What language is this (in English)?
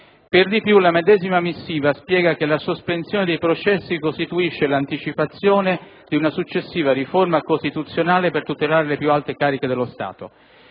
Italian